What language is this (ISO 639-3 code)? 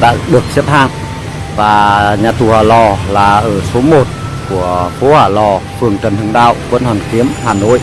vie